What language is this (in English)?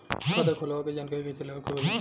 Bhojpuri